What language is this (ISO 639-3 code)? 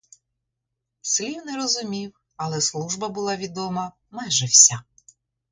ukr